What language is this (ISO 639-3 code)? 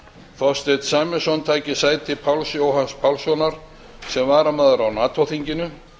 isl